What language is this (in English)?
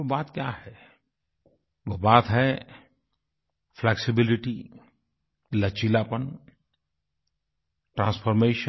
Hindi